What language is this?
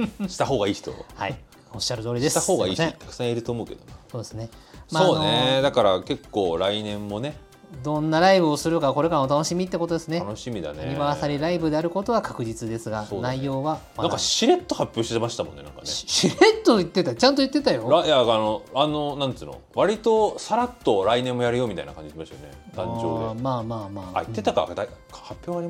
Japanese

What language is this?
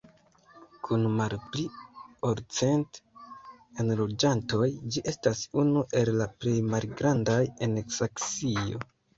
Esperanto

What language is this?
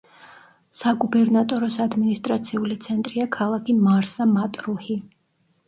Georgian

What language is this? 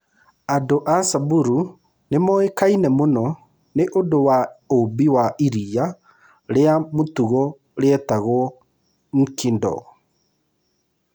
Kikuyu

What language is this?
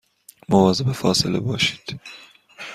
Persian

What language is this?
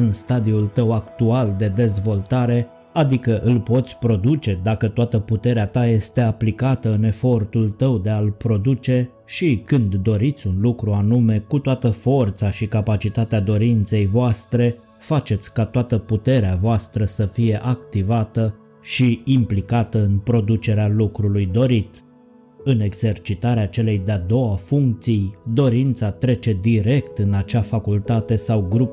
Romanian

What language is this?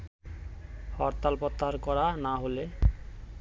Bangla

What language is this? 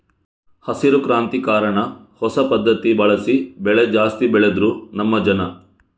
Kannada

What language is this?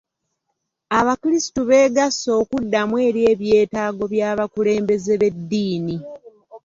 Ganda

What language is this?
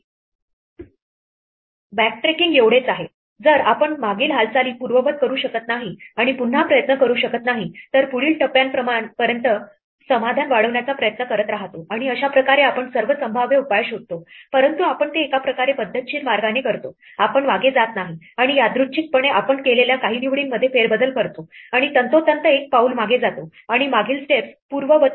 Marathi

